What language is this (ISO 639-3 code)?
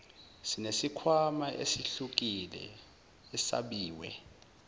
zul